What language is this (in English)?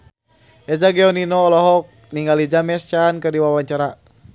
Sundanese